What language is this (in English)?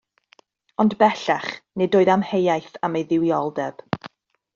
Welsh